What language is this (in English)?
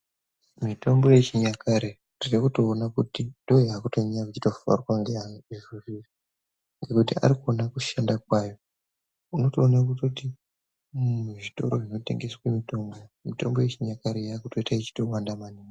Ndau